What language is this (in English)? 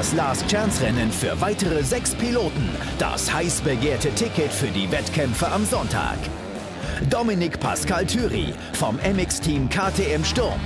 German